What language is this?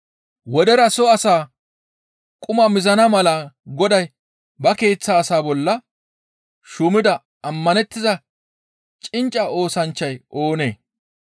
Gamo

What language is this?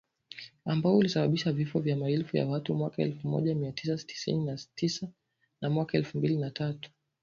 Swahili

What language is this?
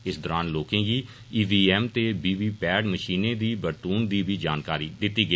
Dogri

